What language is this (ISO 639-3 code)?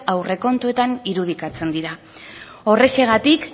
eus